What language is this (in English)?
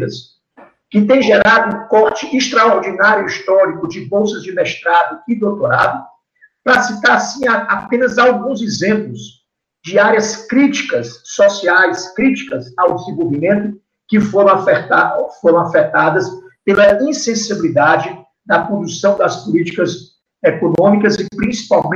Portuguese